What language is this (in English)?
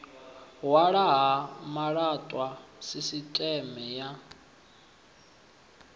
Venda